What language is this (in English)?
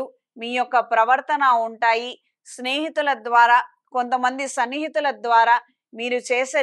Telugu